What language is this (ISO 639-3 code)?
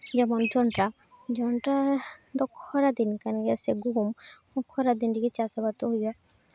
sat